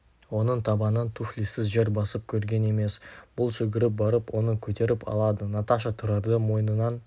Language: Kazakh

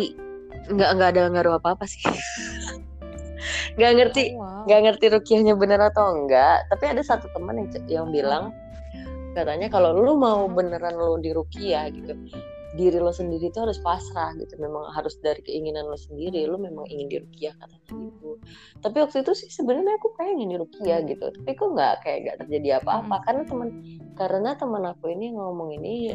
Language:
Indonesian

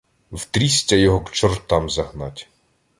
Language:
Ukrainian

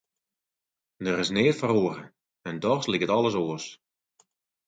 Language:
Western Frisian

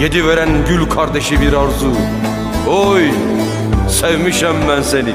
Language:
Turkish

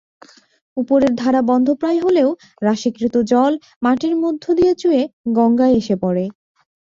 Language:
Bangla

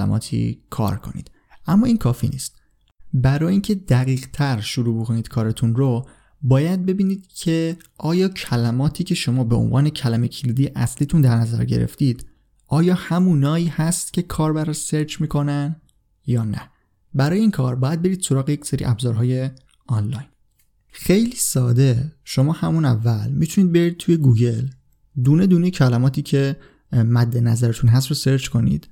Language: Persian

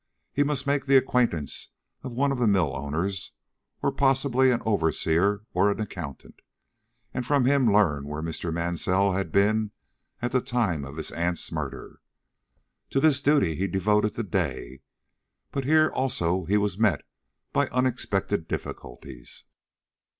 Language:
English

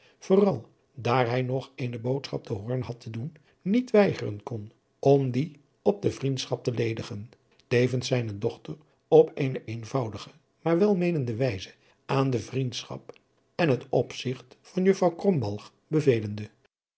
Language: Dutch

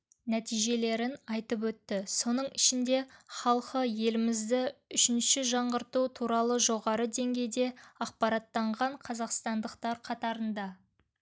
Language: Kazakh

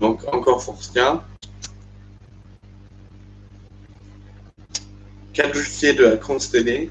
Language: French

